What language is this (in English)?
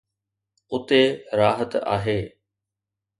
Sindhi